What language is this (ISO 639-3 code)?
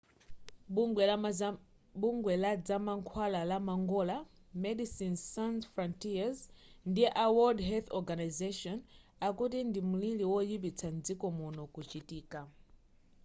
nya